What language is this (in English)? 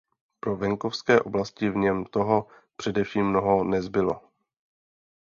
Czech